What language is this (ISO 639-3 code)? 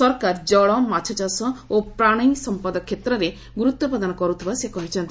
ori